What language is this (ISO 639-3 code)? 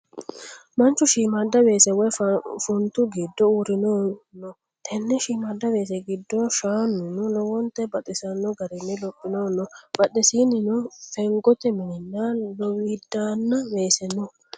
sid